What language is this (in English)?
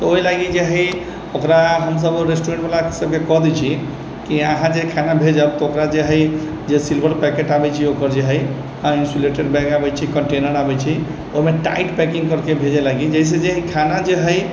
Maithili